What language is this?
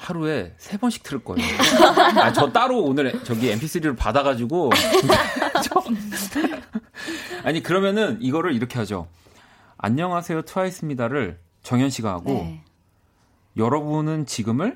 Korean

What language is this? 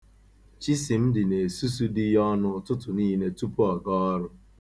Igbo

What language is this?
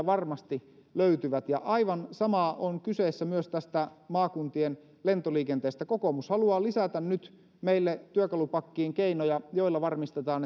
Finnish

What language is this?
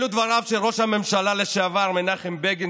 Hebrew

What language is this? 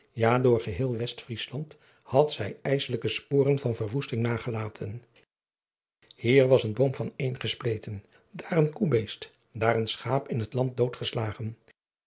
Dutch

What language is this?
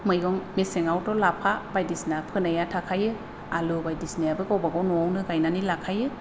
Bodo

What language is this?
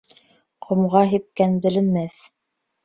Bashkir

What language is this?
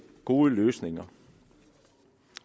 Danish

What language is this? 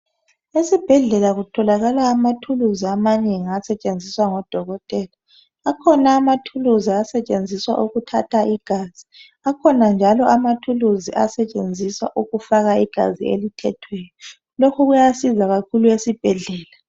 North Ndebele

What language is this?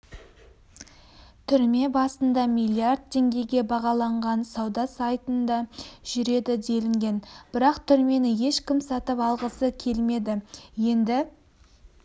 Kazakh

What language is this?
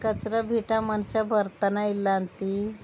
Kannada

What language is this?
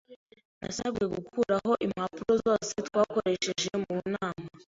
Kinyarwanda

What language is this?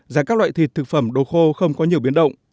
Vietnamese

